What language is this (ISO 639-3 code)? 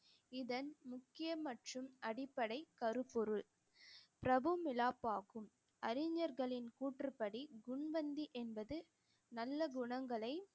tam